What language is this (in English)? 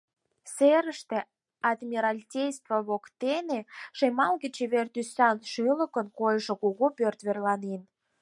Mari